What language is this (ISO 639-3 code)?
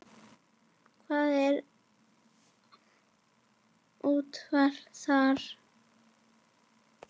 isl